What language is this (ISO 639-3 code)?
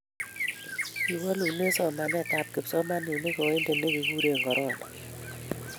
kln